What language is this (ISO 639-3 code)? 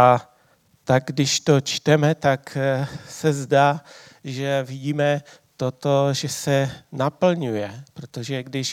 ces